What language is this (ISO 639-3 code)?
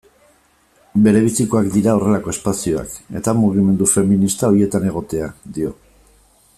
eus